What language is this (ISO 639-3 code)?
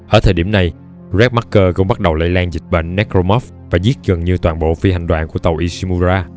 vie